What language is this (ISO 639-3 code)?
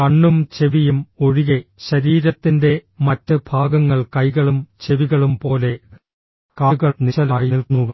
mal